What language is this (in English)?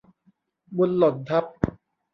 Thai